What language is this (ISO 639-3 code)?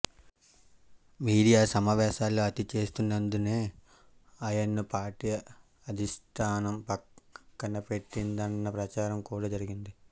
tel